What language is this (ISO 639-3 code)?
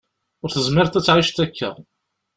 kab